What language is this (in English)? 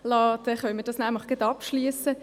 Swiss German